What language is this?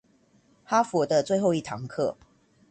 Chinese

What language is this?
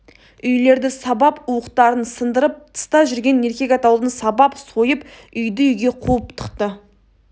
Kazakh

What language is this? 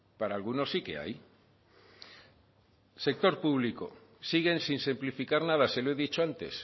Spanish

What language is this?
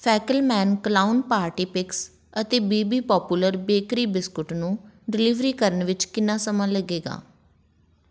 Punjabi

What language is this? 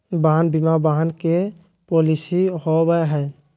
Magahi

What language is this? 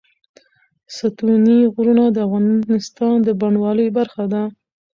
Pashto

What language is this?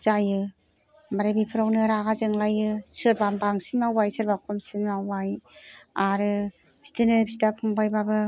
Bodo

